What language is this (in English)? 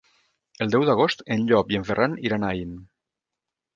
Catalan